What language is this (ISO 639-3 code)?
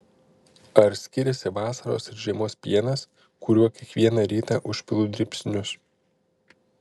lit